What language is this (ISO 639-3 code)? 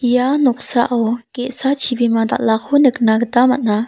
grt